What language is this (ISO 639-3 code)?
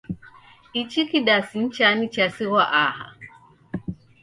dav